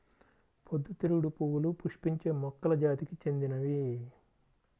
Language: Telugu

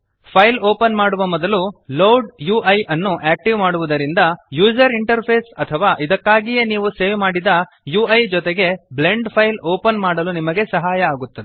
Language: Kannada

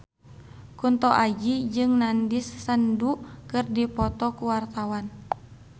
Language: Sundanese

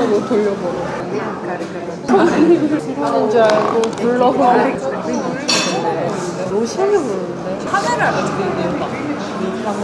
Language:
Korean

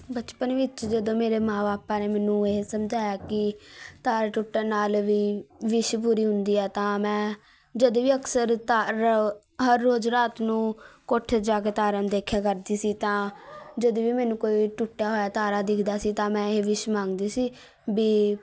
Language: Punjabi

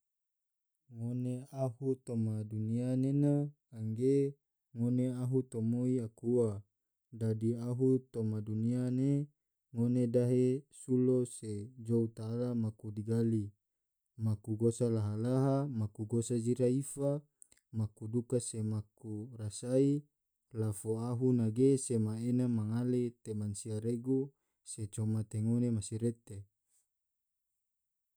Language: Tidore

